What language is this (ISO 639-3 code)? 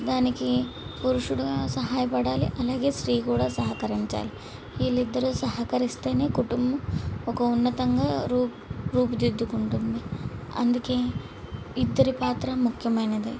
tel